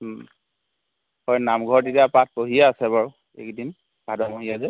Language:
Assamese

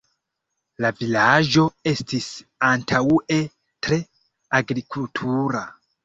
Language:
Esperanto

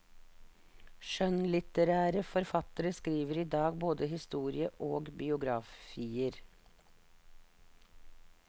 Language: Norwegian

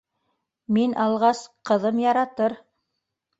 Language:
Bashkir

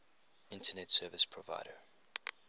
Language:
English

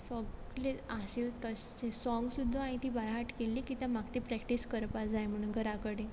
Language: Konkani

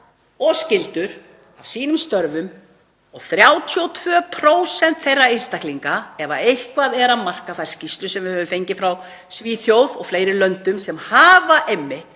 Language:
Icelandic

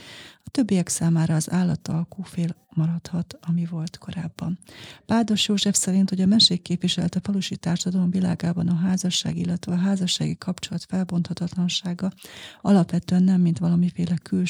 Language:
Hungarian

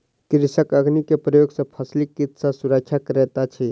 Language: Maithili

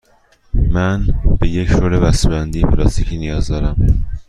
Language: Persian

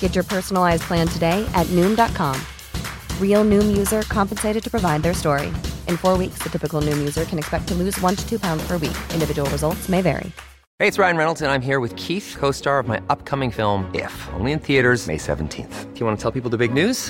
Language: Filipino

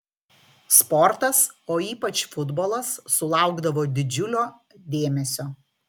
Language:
Lithuanian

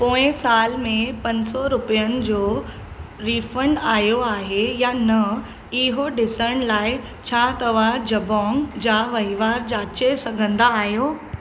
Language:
Sindhi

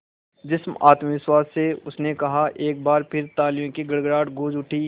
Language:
Hindi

